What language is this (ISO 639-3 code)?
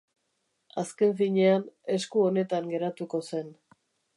eus